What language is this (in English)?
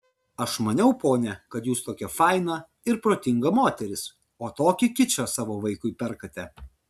Lithuanian